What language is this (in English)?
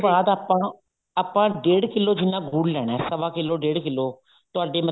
Punjabi